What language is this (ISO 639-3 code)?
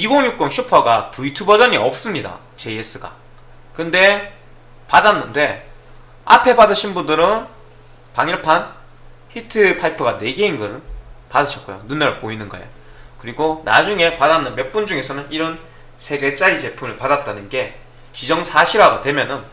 kor